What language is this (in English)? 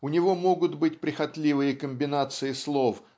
Russian